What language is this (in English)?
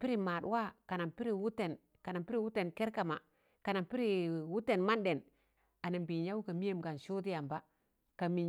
Tangale